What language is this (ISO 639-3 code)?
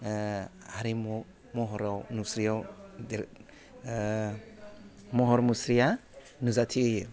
brx